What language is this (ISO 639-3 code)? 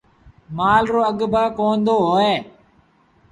sbn